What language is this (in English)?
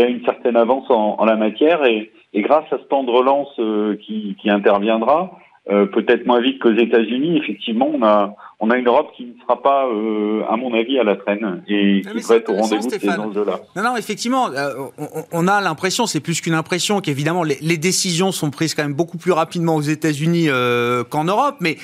French